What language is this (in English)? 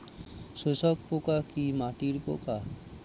Bangla